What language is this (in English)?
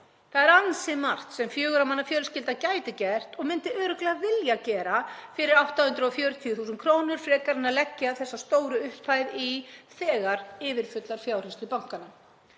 Icelandic